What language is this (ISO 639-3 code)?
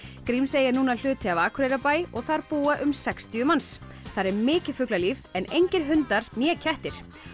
isl